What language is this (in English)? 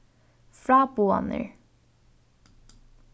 Faroese